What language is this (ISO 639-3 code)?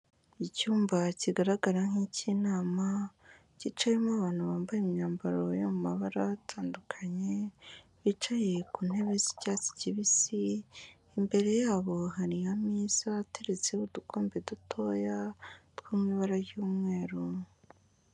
kin